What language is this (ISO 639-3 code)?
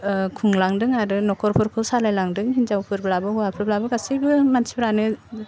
brx